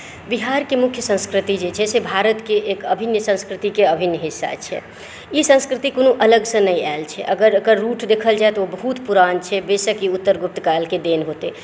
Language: Maithili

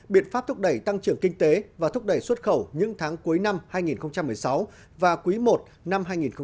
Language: Vietnamese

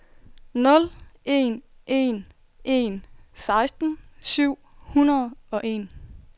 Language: Danish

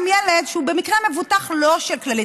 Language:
Hebrew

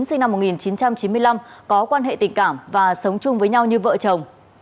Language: Vietnamese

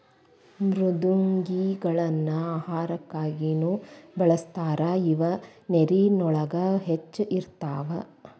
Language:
Kannada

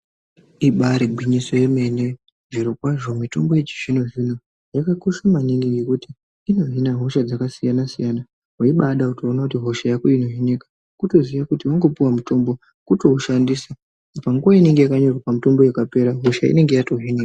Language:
Ndau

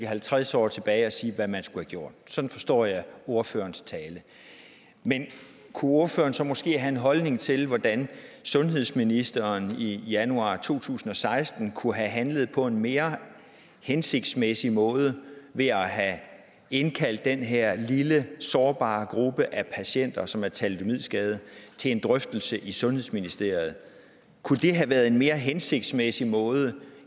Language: Danish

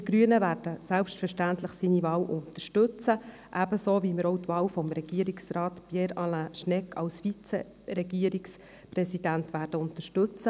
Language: Swiss German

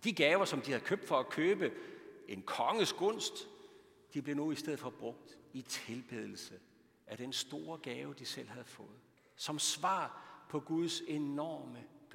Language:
Danish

